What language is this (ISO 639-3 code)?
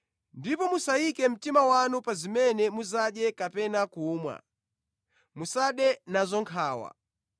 nya